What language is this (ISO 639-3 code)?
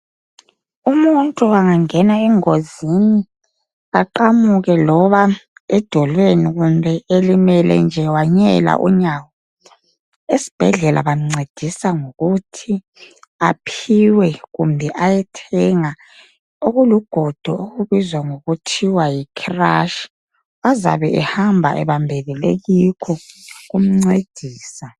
nde